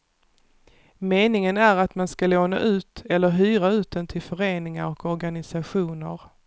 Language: Swedish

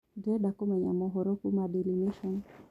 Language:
Kikuyu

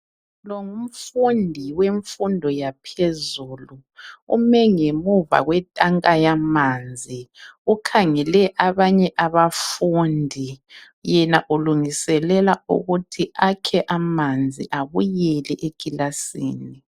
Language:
North Ndebele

